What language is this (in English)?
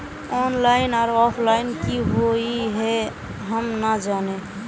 Magahi